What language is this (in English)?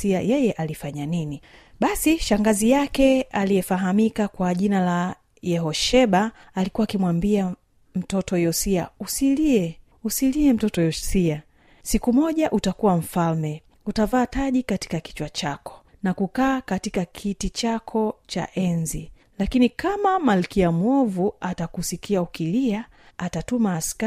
Swahili